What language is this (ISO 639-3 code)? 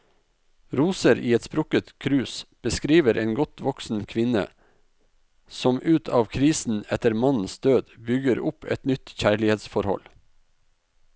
nor